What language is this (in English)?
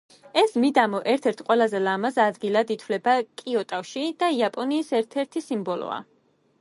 Georgian